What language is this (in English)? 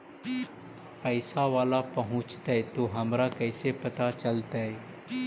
Magahi